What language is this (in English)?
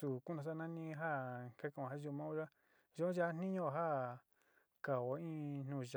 Sinicahua Mixtec